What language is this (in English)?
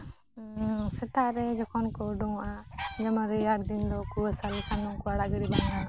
Santali